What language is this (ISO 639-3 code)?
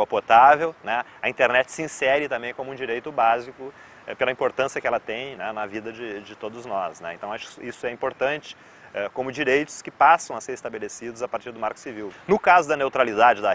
por